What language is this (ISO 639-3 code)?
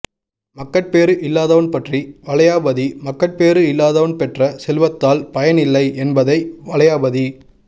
tam